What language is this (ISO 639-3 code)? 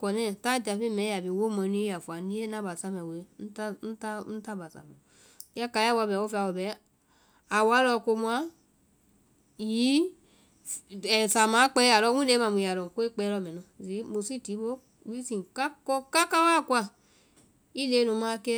vai